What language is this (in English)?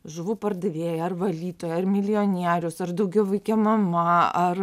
Lithuanian